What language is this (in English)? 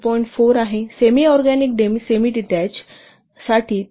Marathi